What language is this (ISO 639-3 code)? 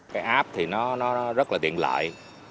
vie